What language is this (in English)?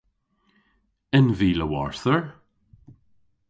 Cornish